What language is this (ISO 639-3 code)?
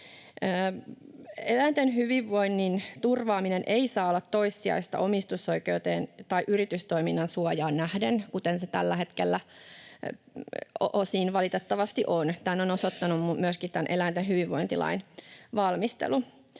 fin